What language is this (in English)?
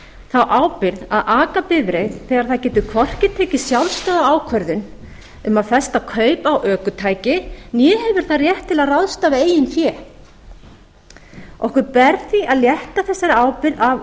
Icelandic